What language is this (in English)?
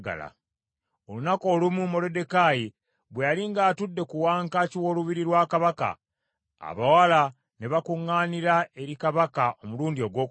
Ganda